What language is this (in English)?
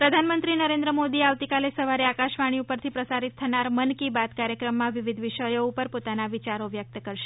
Gujarati